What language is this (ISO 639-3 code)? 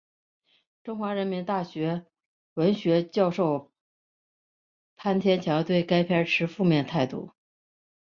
zho